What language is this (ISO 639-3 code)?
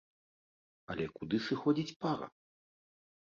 bel